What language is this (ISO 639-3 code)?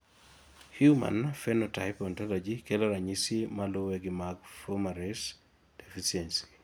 luo